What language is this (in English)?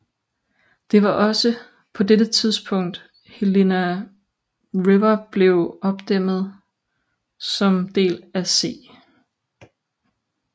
Danish